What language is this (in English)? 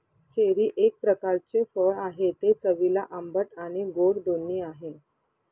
Marathi